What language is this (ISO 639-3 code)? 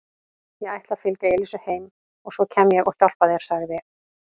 isl